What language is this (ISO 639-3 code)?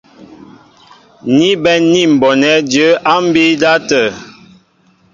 mbo